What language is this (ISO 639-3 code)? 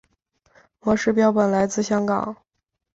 zho